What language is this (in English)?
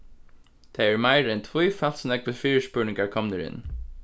Faroese